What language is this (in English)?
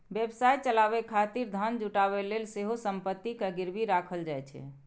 Maithili